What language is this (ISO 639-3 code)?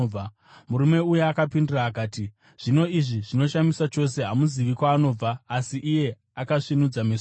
sna